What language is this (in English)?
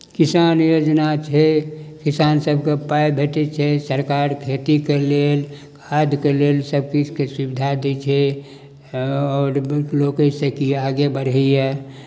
Maithili